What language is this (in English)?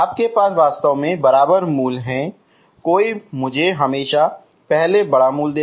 Hindi